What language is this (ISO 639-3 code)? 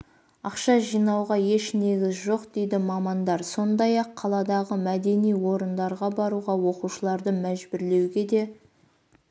kaz